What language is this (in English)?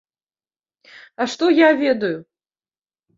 Belarusian